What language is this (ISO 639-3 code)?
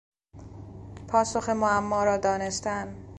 fas